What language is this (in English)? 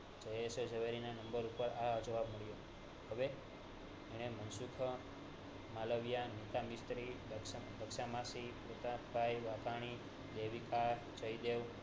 Gujarati